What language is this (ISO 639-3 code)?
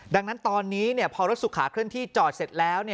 tha